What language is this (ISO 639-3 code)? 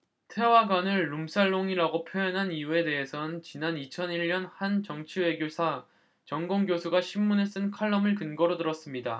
kor